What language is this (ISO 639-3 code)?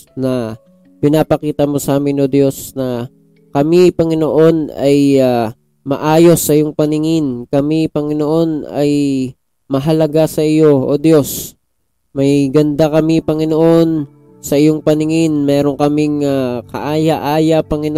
fil